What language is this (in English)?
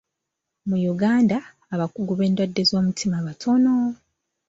Ganda